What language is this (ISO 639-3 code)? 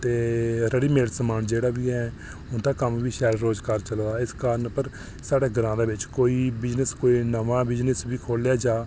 doi